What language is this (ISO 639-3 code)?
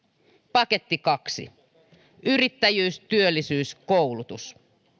fin